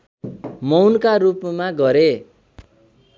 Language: Nepali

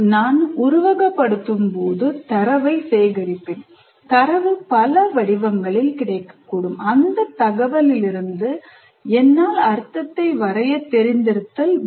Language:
Tamil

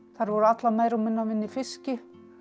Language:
Icelandic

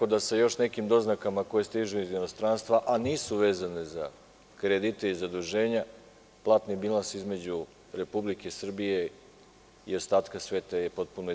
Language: Serbian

